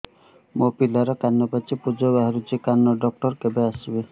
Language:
Odia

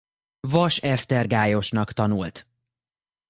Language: Hungarian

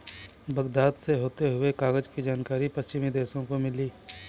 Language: Hindi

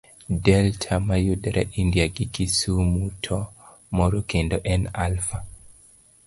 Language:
Luo (Kenya and Tanzania)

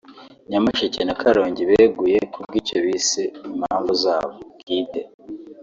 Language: Kinyarwanda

